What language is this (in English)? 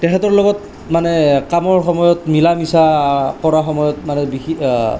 Assamese